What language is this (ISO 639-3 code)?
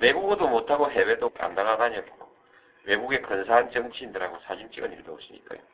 kor